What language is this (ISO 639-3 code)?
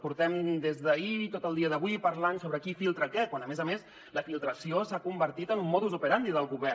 cat